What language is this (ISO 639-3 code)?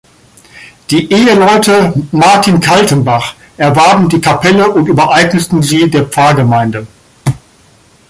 deu